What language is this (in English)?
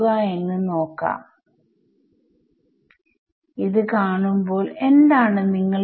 Malayalam